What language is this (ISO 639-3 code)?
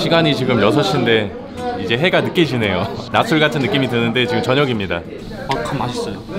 kor